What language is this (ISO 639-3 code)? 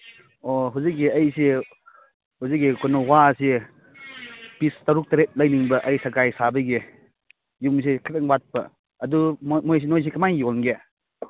mni